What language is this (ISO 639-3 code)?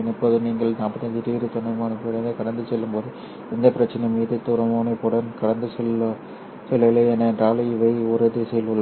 tam